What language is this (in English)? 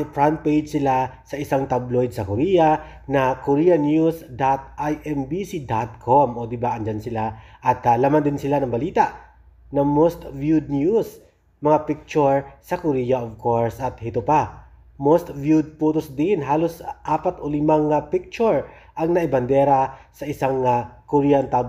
Filipino